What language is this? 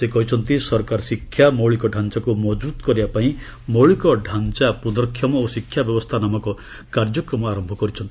Odia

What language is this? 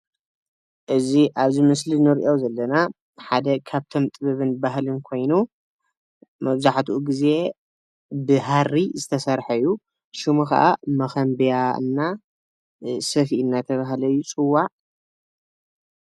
Tigrinya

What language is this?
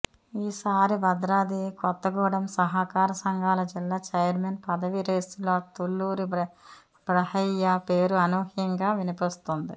Telugu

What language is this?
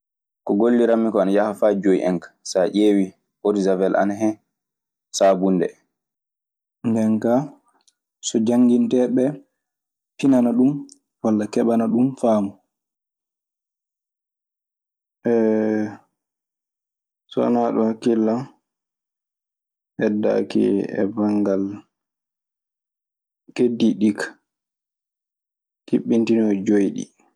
Maasina Fulfulde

